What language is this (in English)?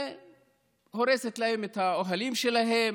Hebrew